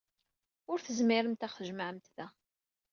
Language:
Kabyle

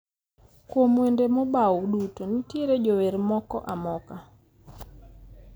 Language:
Luo (Kenya and Tanzania)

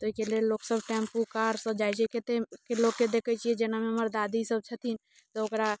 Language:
Maithili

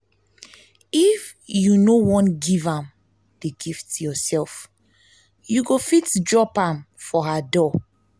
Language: Nigerian Pidgin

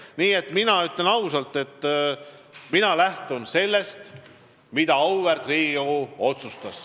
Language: Estonian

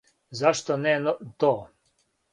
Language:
Serbian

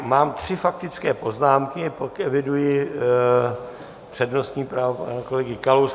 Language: Czech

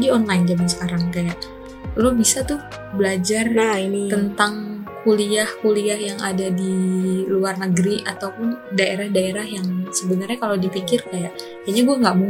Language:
Indonesian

